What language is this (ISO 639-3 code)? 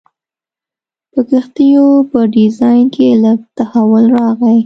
pus